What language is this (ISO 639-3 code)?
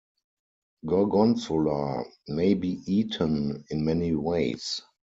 eng